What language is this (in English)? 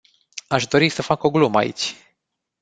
Romanian